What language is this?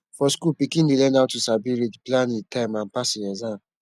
Nigerian Pidgin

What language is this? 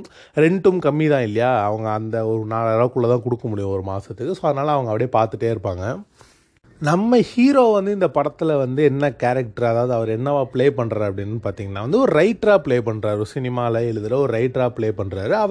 Tamil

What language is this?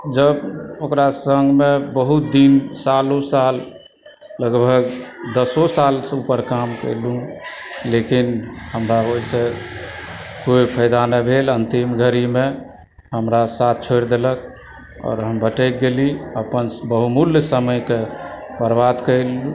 Maithili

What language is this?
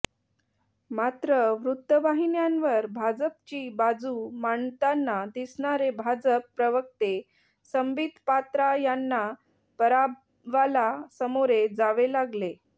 Marathi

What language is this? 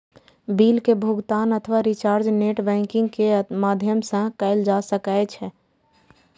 Maithili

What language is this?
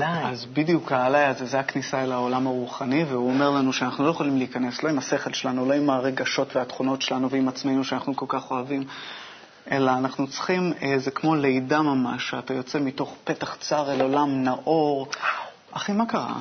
Hebrew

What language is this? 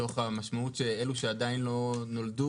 Hebrew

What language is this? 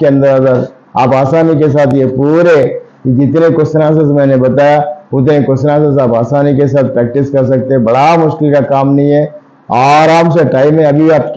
Hindi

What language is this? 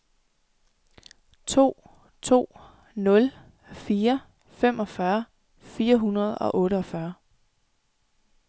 Danish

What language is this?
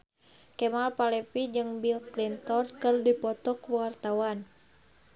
Sundanese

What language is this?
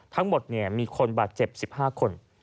Thai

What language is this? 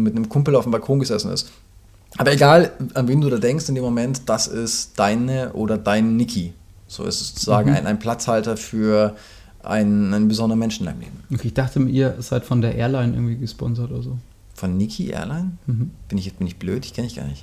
German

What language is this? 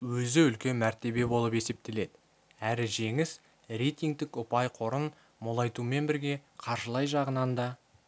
Kazakh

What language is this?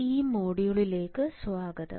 Malayalam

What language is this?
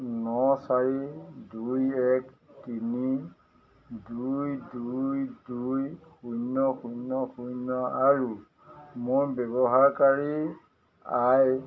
Assamese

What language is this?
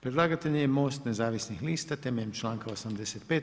Croatian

